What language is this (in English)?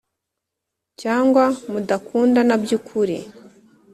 Kinyarwanda